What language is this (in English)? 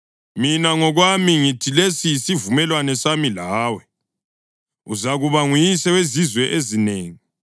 North Ndebele